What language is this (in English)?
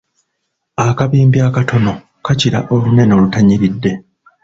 Ganda